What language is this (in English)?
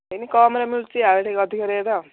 Odia